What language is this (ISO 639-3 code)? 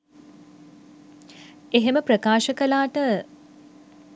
sin